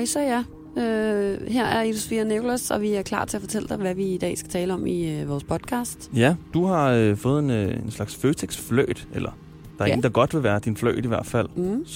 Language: Danish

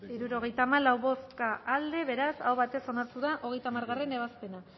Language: Basque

